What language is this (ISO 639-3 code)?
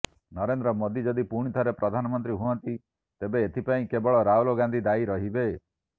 ori